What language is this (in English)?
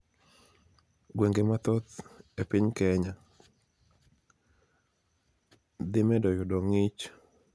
Luo (Kenya and Tanzania)